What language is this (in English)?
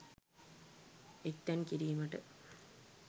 Sinhala